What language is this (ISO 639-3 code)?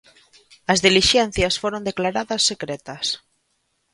glg